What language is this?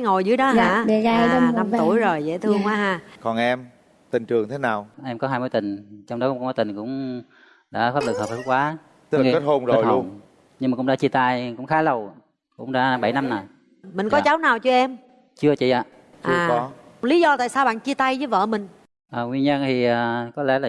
Vietnamese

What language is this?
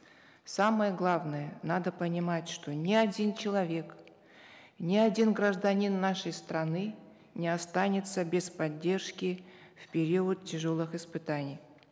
Kazakh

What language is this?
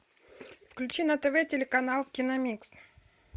Russian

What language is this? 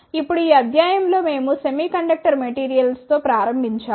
Telugu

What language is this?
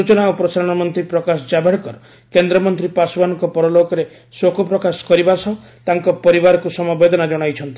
Odia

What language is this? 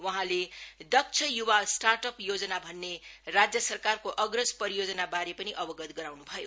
Nepali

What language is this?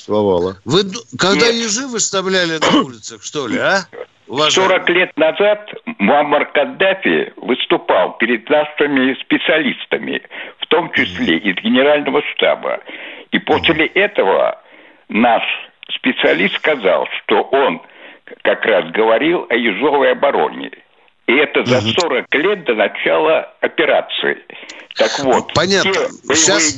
Russian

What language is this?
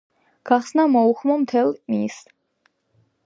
Georgian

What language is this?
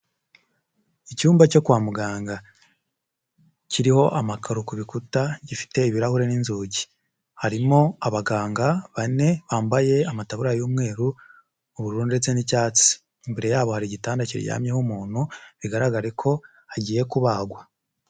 Kinyarwanda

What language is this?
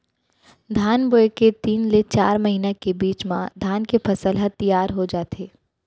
Chhattisgarhi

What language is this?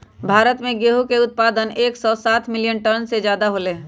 Magahi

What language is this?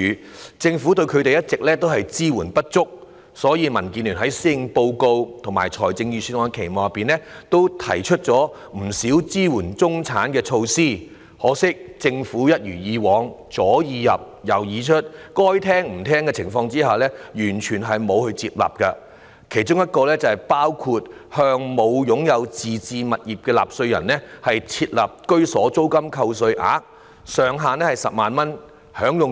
Cantonese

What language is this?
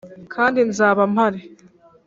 Kinyarwanda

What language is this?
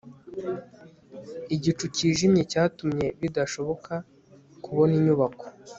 Kinyarwanda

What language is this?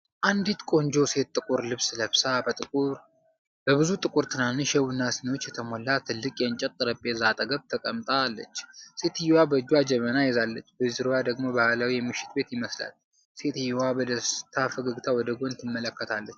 Amharic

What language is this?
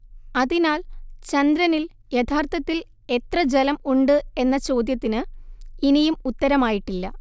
Malayalam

